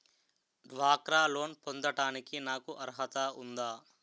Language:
Telugu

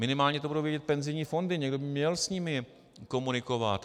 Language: Czech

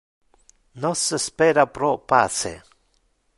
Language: Interlingua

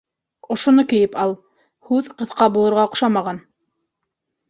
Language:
Bashkir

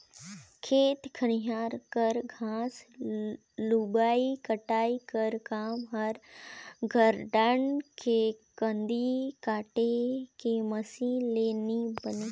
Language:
Chhattisgarhi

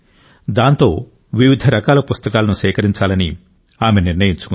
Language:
Telugu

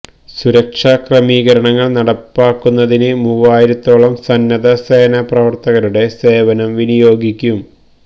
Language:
Malayalam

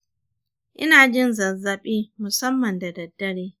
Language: Hausa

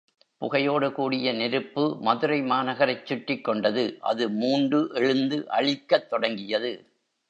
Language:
Tamil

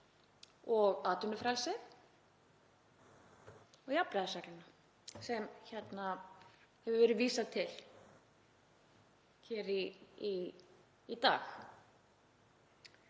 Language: Icelandic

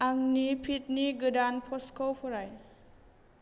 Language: Bodo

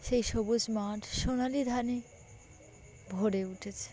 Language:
Bangla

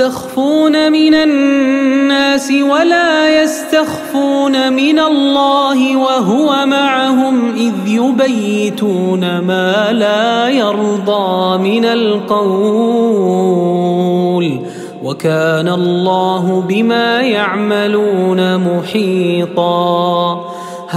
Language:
Arabic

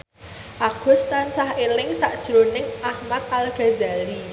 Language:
Javanese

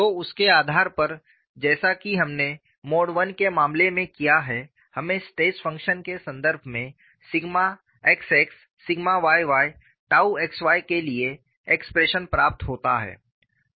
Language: Hindi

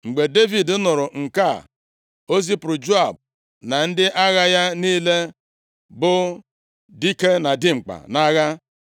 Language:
Igbo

